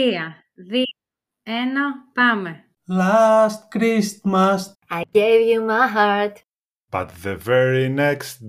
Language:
Greek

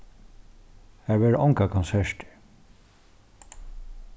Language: Faroese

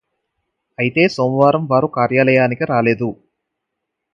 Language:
Telugu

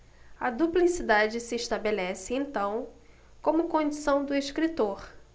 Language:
Portuguese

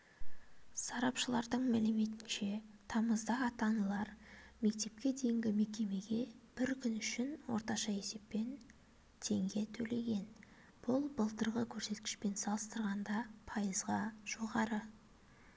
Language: Kazakh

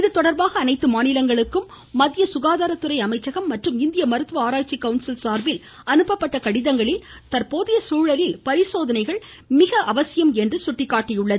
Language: Tamil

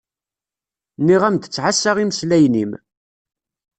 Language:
Kabyle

